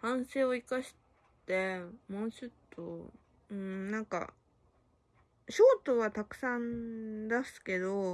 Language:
Japanese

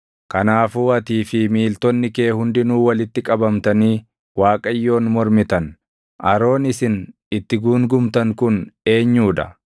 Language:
Oromo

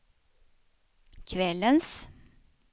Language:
Swedish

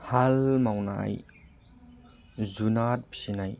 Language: Bodo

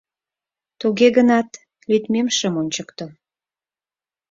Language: Mari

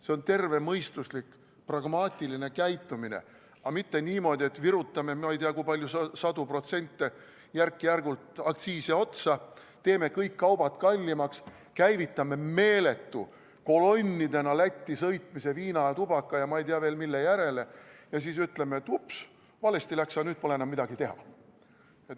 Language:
Estonian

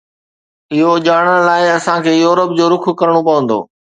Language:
Sindhi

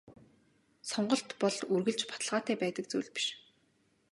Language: Mongolian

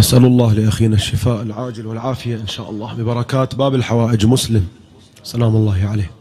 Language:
Arabic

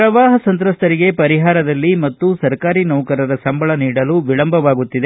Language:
Kannada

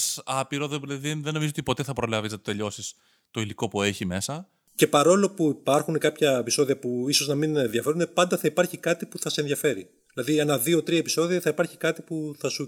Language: Greek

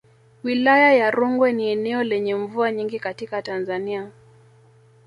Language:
Swahili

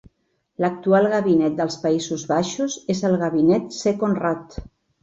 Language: Catalan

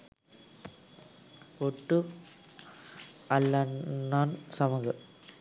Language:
Sinhala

